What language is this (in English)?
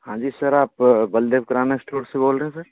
Hindi